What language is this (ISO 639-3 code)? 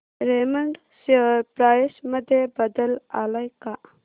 mar